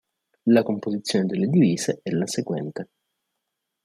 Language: Italian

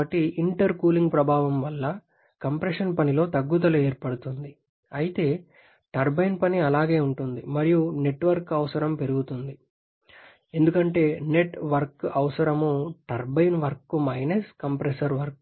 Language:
Telugu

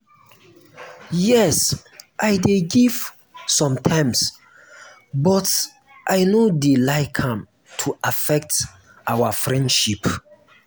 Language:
Nigerian Pidgin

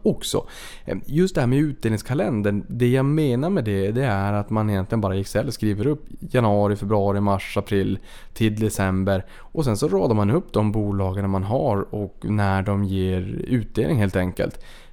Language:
Swedish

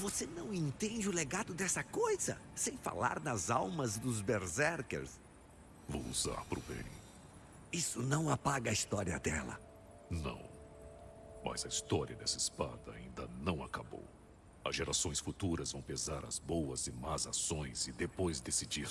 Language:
Portuguese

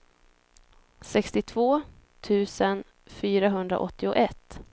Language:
Swedish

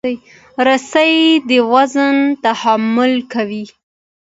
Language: Pashto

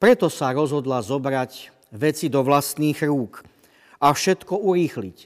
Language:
Slovak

